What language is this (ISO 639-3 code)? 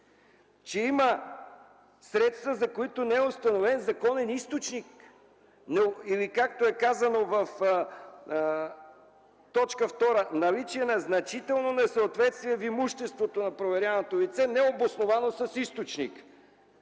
bul